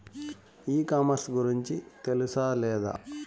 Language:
Telugu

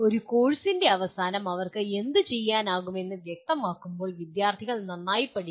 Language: Malayalam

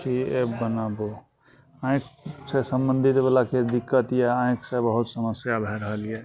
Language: Maithili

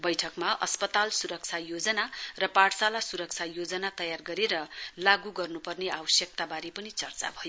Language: Nepali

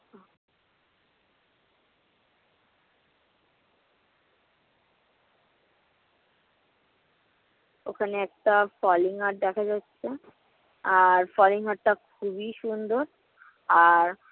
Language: Bangla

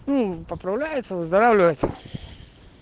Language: Russian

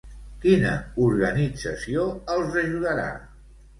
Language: Catalan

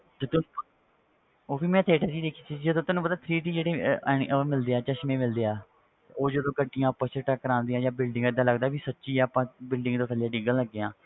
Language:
Punjabi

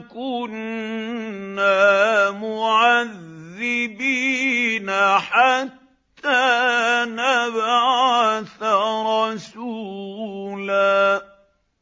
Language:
Arabic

